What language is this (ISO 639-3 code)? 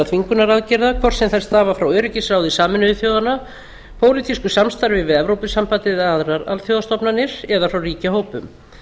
isl